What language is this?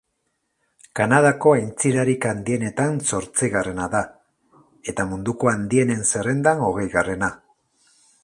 Basque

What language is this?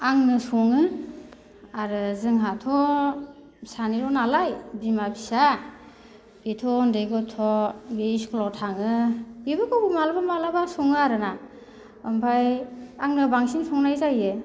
Bodo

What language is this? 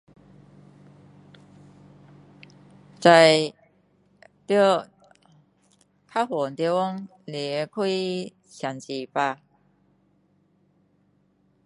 Min Dong Chinese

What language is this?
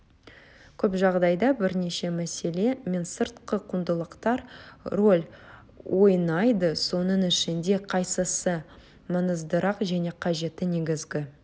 Kazakh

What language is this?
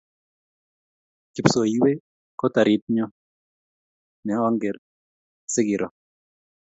Kalenjin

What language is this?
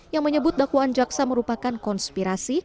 Indonesian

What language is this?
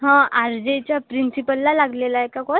Marathi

